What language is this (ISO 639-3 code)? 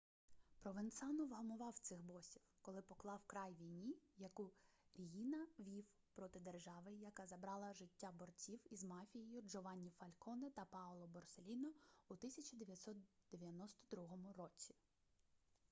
ukr